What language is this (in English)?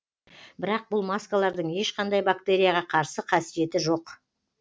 Kazakh